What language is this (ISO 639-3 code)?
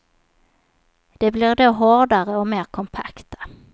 swe